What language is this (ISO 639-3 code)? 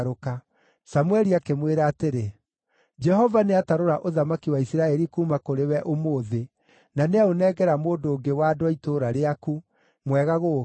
kik